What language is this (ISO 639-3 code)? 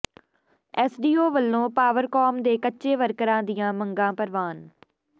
pan